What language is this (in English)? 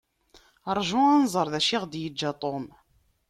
Kabyle